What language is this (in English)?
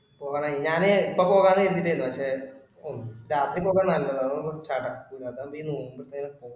Malayalam